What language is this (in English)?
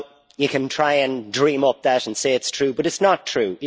English